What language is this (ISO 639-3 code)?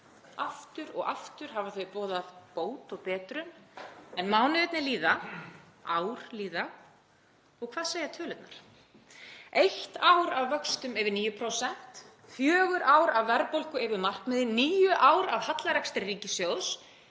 isl